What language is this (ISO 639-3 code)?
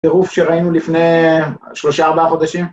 heb